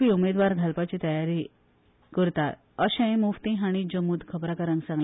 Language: Konkani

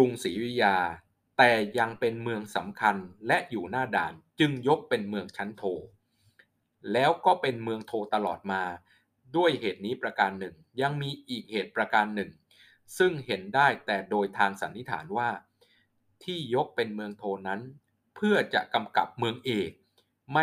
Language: Thai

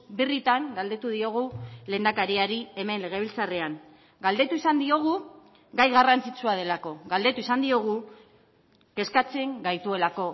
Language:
Basque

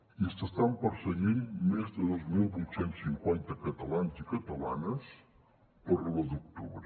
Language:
Catalan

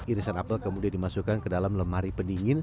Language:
Indonesian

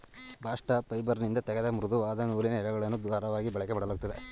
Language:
Kannada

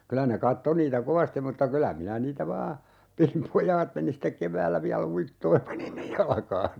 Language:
Finnish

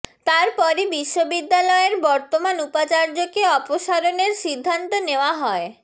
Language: Bangla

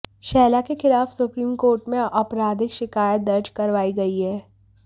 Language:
Hindi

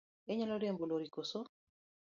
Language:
Luo (Kenya and Tanzania)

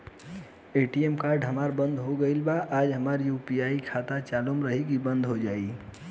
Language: Bhojpuri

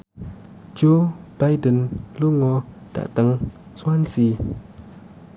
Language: Javanese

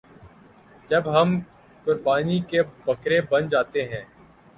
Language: Urdu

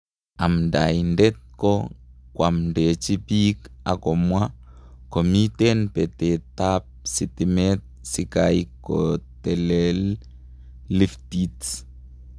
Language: Kalenjin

